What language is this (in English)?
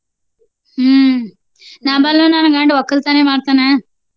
Kannada